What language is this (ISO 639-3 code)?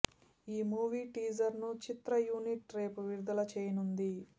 tel